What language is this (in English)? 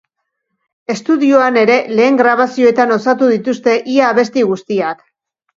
Basque